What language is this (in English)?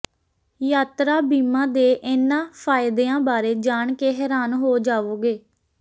Punjabi